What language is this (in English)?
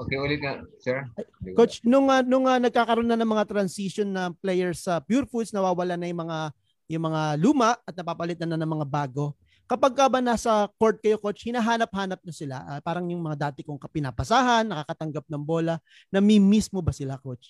Filipino